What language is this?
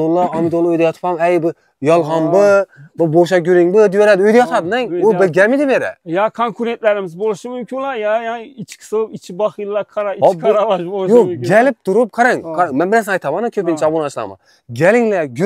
Turkish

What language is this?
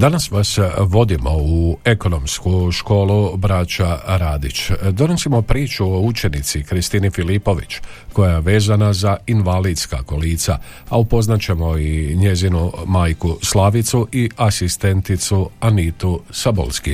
Croatian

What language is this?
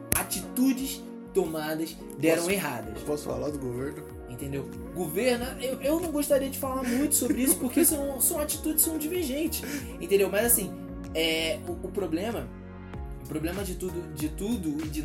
Portuguese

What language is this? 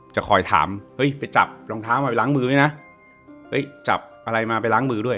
Thai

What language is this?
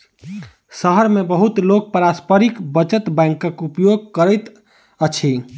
Maithili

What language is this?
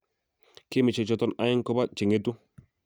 Kalenjin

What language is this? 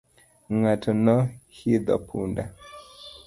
Luo (Kenya and Tanzania)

